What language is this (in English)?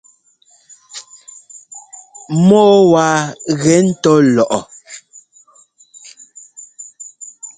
Ngomba